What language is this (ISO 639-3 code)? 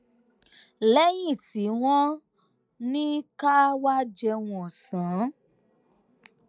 yor